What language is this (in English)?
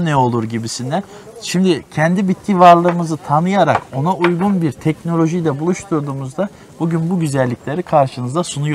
Turkish